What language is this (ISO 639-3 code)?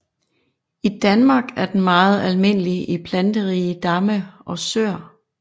dan